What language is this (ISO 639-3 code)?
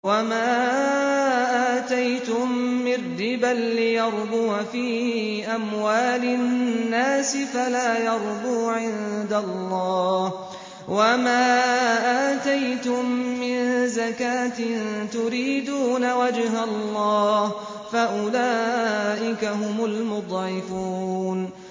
ara